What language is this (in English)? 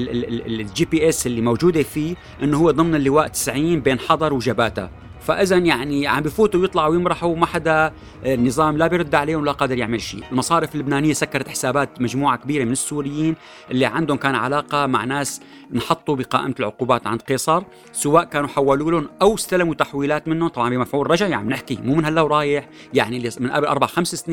Arabic